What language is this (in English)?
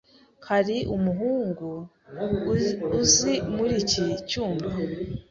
Kinyarwanda